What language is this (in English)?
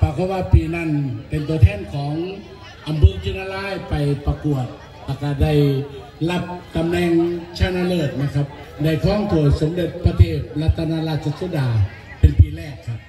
Thai